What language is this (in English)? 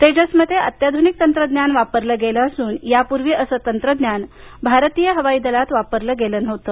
Marathi